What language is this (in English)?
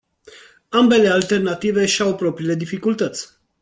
Romanian